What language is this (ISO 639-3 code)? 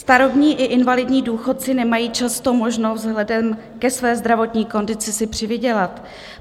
ces